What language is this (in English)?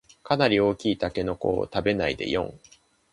Japanese